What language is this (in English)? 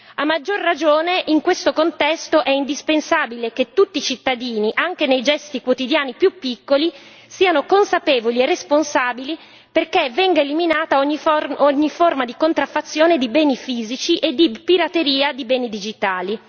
Italian